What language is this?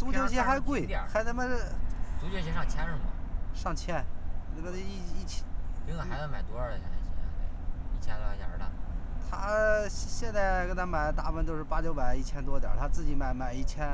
Chinese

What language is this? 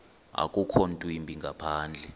Xhosa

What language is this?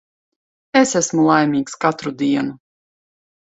Latvian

